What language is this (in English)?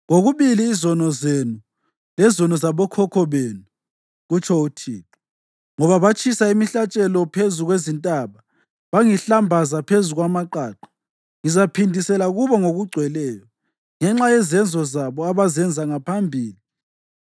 North Ndebele